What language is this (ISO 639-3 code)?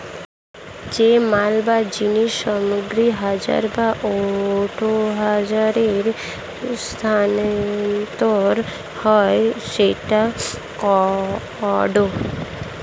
ben